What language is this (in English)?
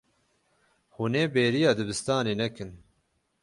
Kurdish